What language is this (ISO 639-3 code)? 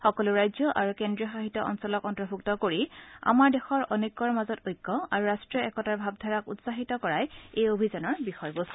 asm